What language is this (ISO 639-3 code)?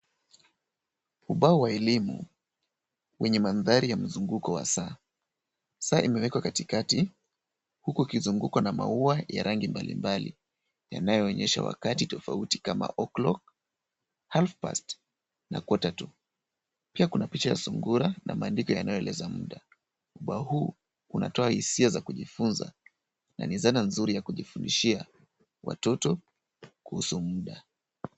swa